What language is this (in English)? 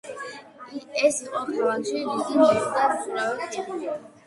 Georgian